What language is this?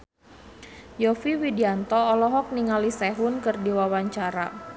Sundanese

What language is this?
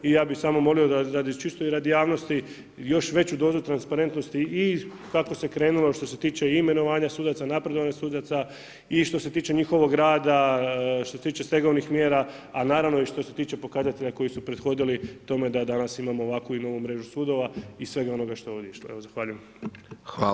Croatian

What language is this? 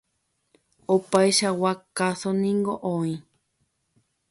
Guarani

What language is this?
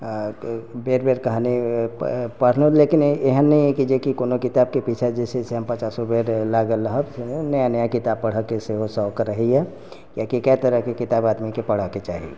Maithili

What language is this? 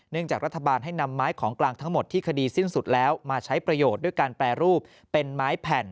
Thai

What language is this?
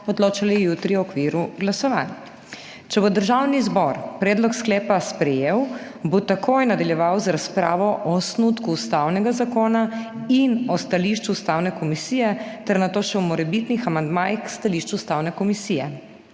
Slovenian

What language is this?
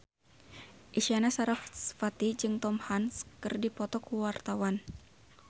Sundanese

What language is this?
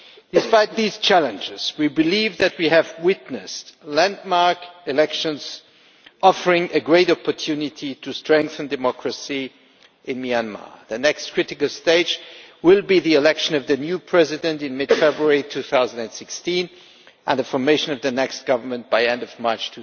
English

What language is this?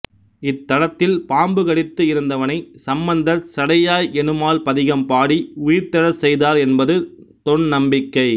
Tamil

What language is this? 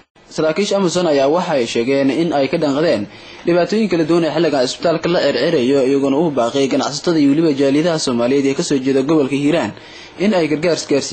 Arabic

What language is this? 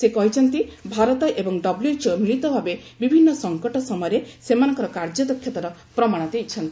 Odia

